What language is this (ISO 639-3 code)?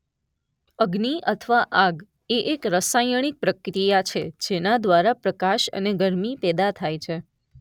guj